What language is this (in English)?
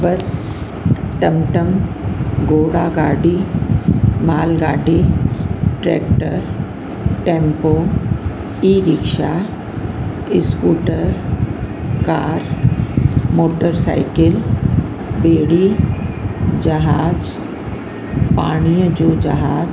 Sindhi